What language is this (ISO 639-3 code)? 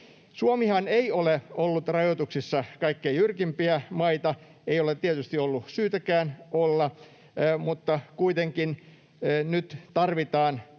fin